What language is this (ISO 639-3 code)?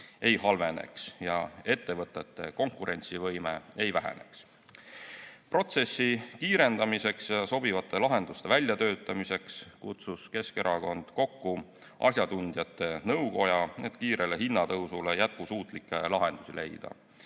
est